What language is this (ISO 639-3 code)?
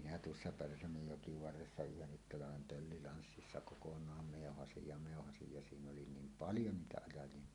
fin